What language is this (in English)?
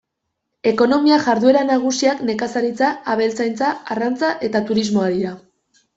Basque